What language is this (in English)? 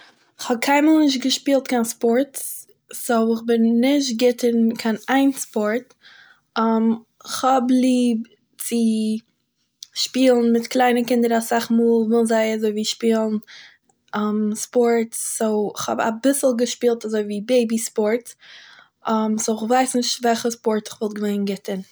Yiddish